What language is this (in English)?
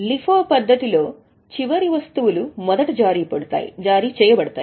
Telugu